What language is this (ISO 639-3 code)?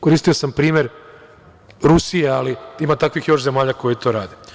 srp